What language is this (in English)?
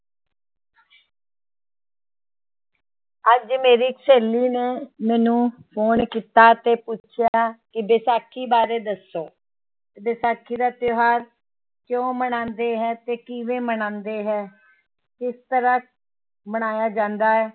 Punjabi